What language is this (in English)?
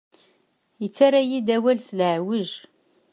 Kabyle